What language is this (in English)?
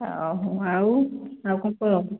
Odia